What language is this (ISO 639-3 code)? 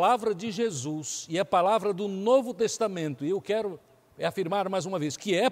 por